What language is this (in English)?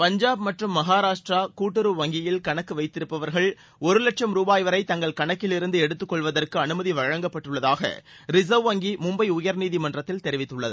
Tamil